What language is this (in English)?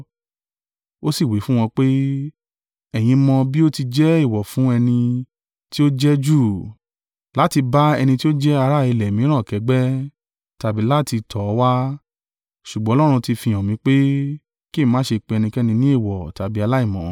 Yoruba